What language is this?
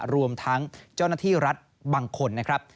Thai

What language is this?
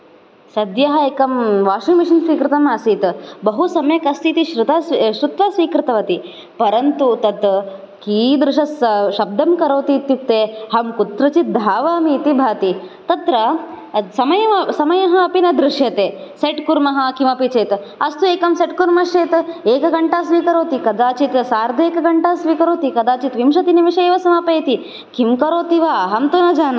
Sanskrit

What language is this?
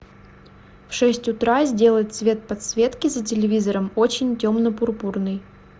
Russian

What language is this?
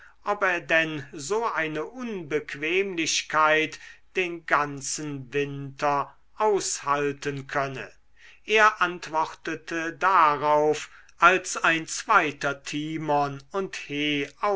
German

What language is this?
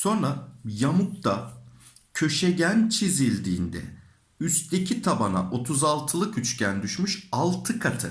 Turkish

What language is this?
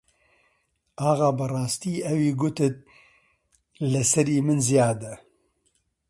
Central Kurdish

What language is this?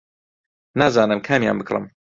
Central Kurdish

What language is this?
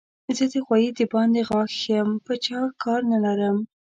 Pashto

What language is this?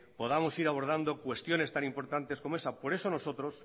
Spanish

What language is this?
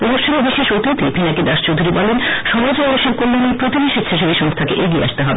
Bangla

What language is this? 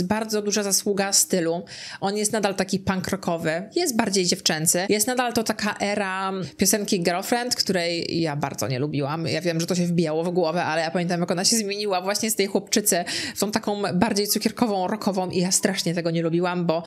Polish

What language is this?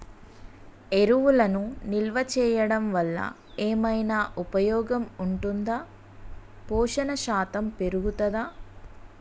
Telugu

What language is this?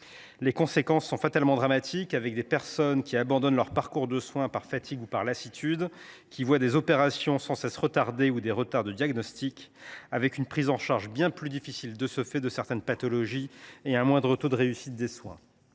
French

